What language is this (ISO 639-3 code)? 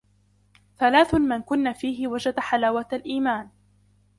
ara